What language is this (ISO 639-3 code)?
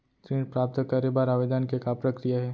hne